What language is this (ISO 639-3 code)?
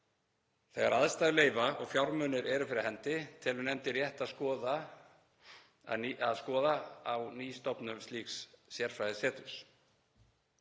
isl